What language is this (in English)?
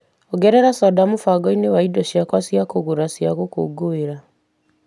Kikuyu